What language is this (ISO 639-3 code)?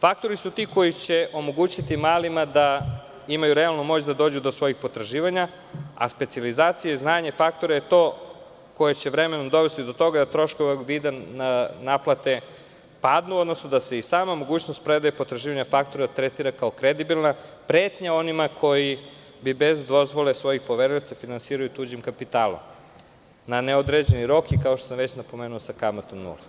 srp